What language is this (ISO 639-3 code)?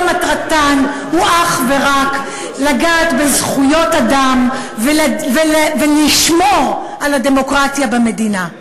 heb